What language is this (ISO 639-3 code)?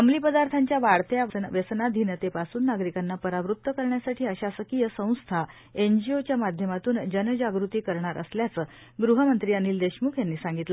mar